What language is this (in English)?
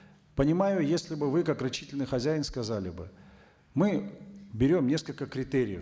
Kazakh